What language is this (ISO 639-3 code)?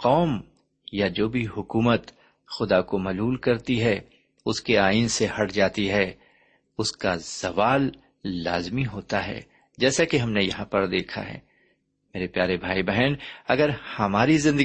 urd